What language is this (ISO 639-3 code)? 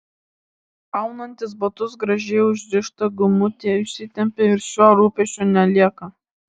lit